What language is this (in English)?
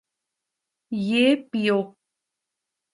Urdu